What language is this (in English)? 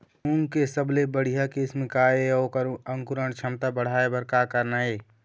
Chhattisgarhi